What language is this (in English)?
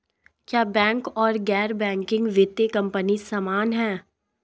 Hindi